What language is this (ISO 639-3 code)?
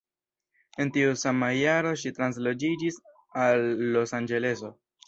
epo